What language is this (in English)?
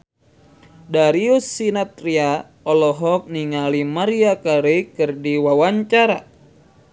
Sundanese